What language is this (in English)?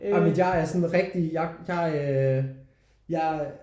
Danish